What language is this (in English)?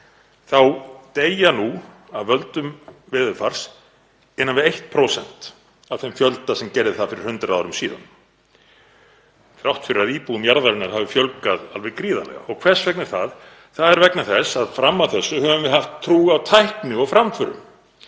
Icelandic